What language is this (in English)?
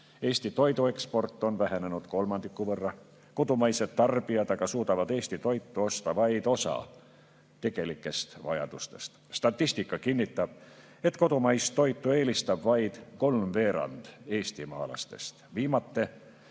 Estonian